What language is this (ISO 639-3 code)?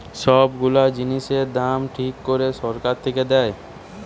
ben